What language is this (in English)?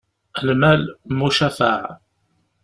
Kabyle